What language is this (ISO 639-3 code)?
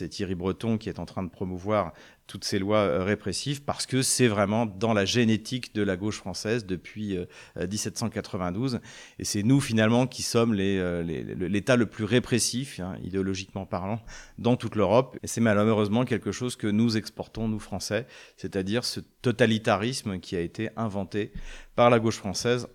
fra